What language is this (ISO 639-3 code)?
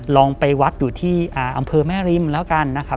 tha